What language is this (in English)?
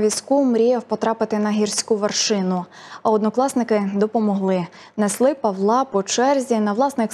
Ukrainian